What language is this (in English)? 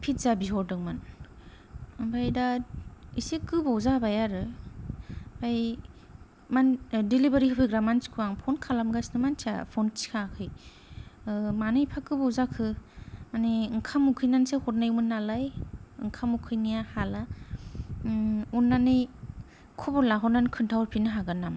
Bodo